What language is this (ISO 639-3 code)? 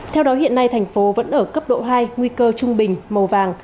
vie